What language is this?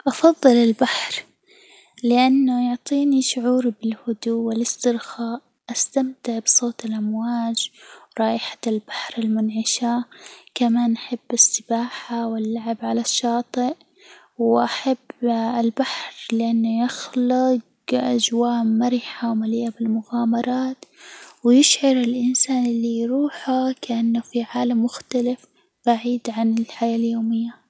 Hijazi Arabic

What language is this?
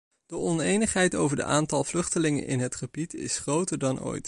Dutch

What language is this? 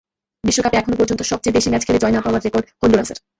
Bangla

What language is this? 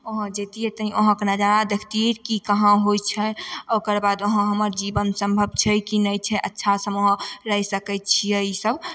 Maithili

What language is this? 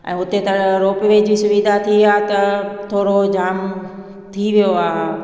Sindhi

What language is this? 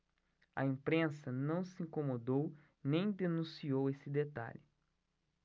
Portuguese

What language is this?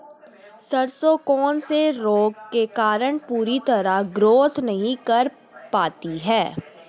Hindi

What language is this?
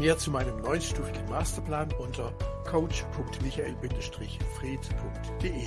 German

